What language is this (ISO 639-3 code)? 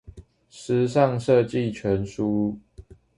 zho